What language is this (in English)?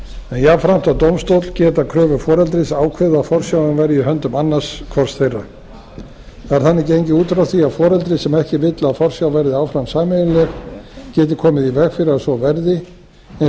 Icelandic